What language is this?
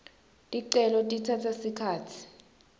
Swati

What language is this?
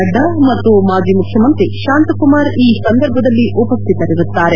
Kannada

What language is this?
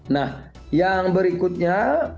Indonesian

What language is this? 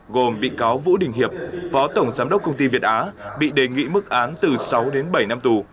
Vietnamese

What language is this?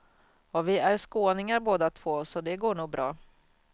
Swedish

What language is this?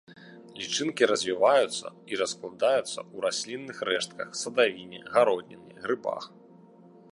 Belarusian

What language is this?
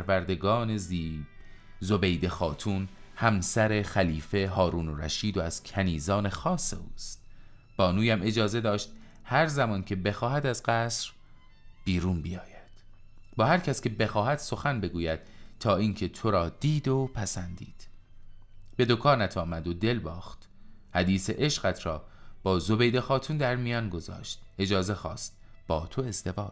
Persian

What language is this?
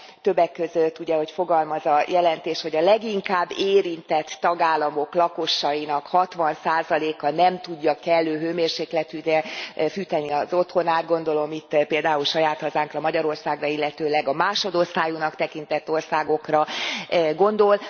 Hungarian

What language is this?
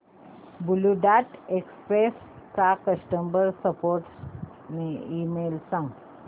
Marathi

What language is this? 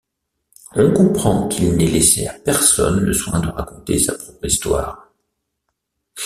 French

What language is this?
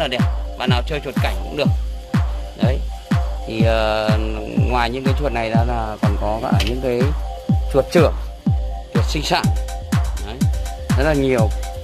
Vietnamese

